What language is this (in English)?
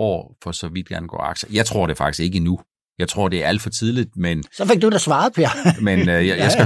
Danish